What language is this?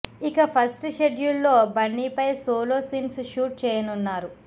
Telugu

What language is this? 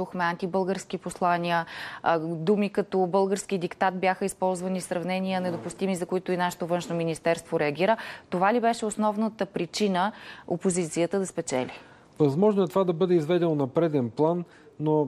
Bulgarian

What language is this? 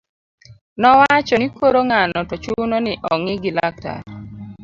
Luo (Kenya and Tanzania)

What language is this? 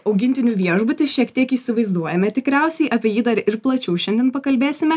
Lithuanian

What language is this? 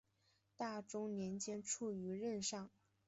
Chinese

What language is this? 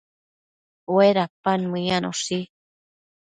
Matsés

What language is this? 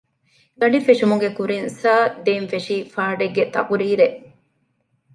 Divehi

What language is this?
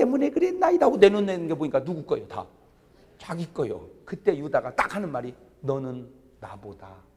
Korean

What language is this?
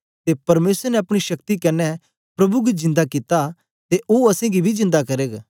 Dogri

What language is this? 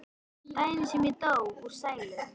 Icelandic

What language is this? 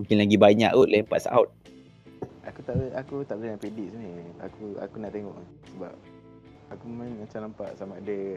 Malay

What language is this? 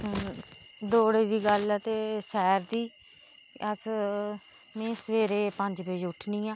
Dogri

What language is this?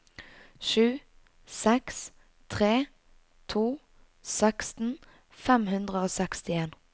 Norwegian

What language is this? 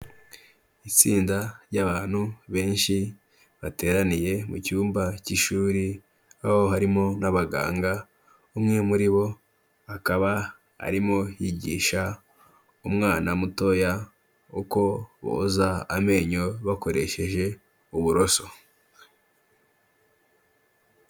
Kinyarwanda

